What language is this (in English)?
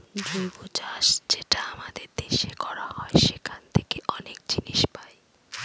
Bangla